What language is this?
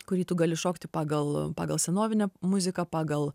Lithuanian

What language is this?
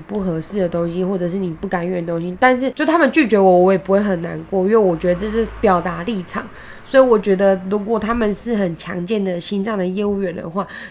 Chinese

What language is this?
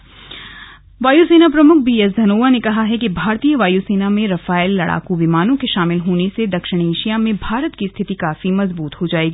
Hindi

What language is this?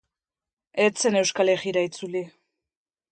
Basque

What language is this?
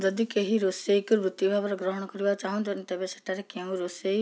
Odia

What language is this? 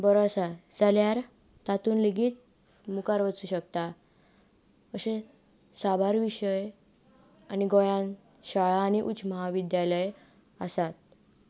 Konkani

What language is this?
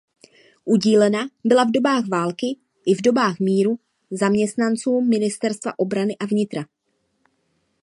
Czech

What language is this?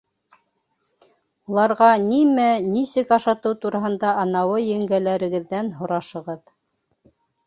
Bashkir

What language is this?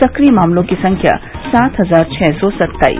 Hindi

